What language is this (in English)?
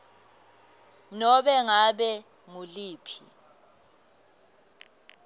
Swati